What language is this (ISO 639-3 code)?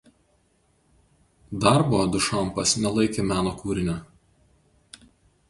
lit